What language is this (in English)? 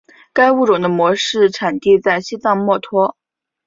Chinese